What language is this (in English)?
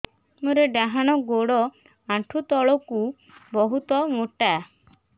Odia